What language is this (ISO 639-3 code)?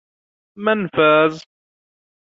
ara